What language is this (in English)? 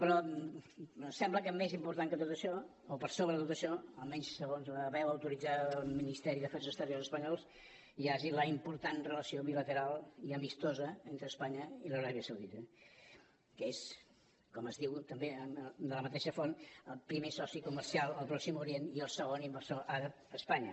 Catalan